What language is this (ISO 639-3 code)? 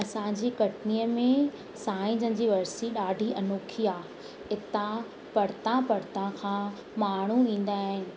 snd